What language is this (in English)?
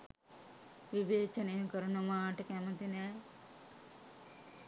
Sinhala